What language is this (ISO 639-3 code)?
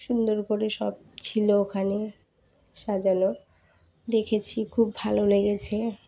ben